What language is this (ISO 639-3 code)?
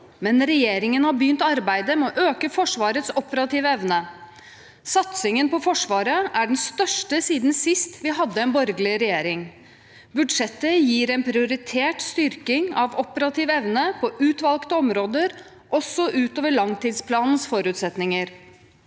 nor